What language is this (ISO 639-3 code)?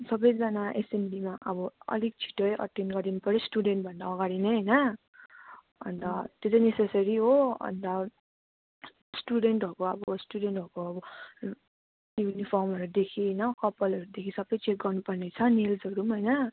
nep